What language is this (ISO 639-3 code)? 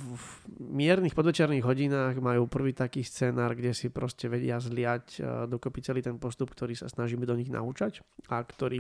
slk